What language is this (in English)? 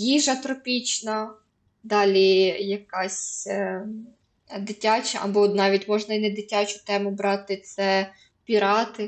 Ukrainian